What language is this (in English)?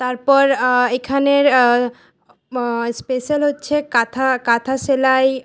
Bangla